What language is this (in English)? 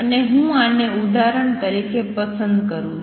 Gujarati